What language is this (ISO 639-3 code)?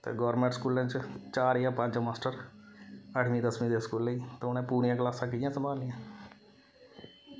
doi